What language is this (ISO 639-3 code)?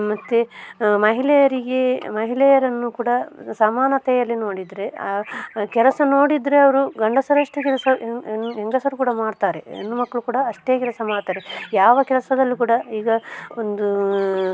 kan